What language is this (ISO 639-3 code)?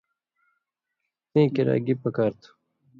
mvy